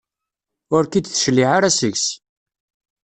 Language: Kabyle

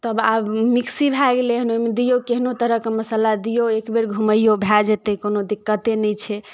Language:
Maithili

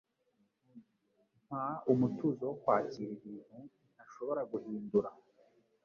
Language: Kinyarwanda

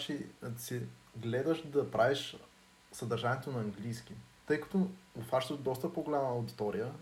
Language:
Bulgarian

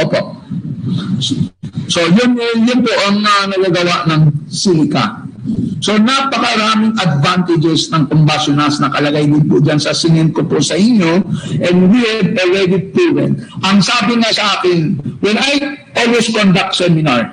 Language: Filipino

